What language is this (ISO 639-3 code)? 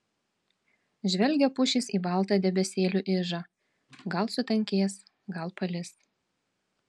lit